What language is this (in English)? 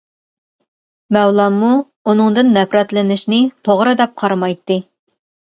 Uyghur